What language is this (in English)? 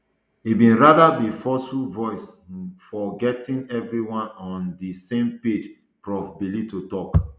Nigerian Pidgin